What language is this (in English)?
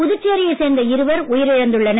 Tamil